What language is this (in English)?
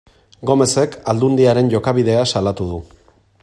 Basque